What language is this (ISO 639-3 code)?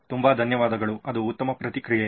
kan